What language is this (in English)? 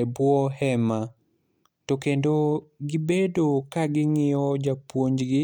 Luo (Kenya and Tanzania)